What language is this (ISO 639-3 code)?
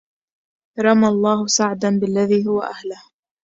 ara